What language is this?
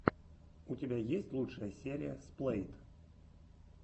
Russian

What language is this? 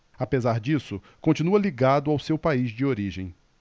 Portuguese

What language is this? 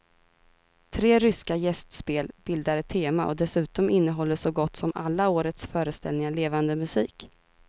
Swedish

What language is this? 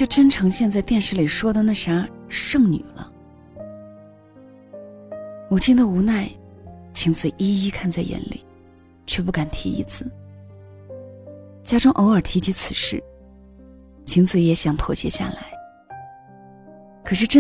Chinese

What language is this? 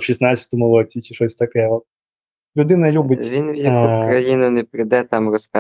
Ukrainian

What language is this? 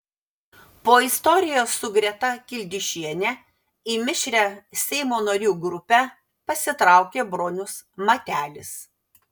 Lithuanian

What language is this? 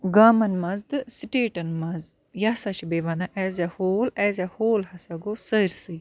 Kashmiri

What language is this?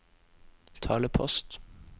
Norwegian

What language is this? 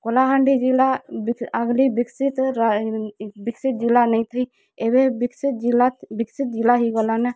Odia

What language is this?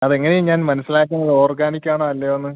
Malayalam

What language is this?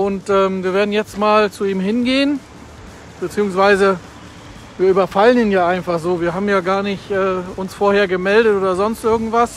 German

